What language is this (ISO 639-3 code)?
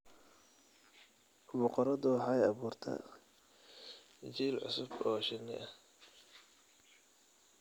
som